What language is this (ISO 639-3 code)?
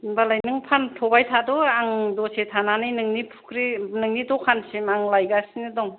brx